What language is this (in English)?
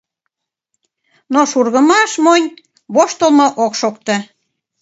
Mari